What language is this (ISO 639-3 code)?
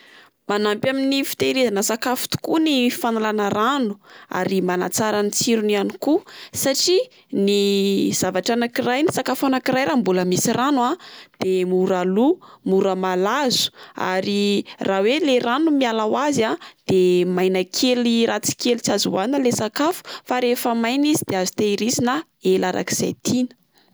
mlg